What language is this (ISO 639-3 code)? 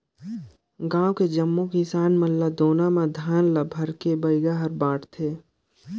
hne